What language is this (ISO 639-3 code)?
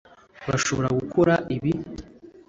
kin